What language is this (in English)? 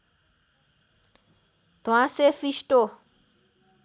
Nepali